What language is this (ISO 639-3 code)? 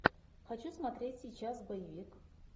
rus